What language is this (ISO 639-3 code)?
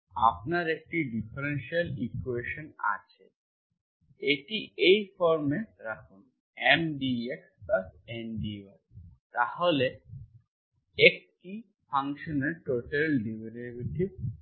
ben